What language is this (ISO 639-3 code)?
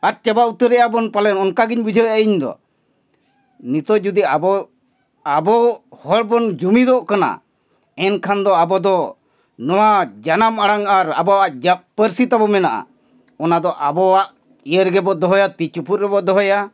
sat